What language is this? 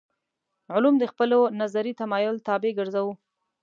Pashto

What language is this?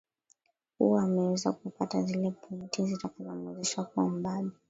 Swahili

